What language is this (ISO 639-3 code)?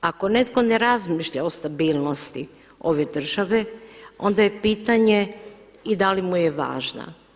hrv